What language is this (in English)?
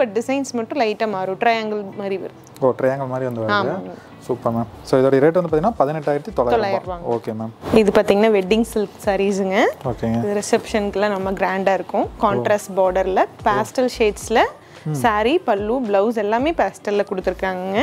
Dutch